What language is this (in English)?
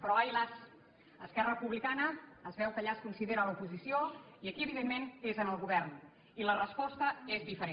Catalan